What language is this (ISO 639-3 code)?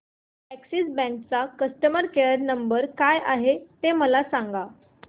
mar